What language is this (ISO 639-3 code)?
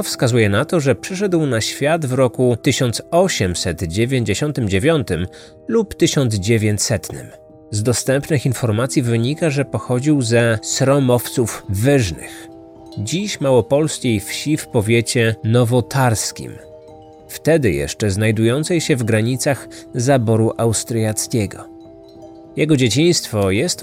pol